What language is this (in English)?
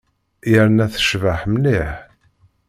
Kabyle